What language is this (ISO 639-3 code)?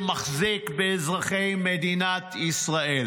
heb